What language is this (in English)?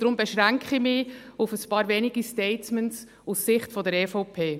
Swiss German